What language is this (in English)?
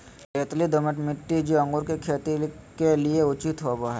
Magahi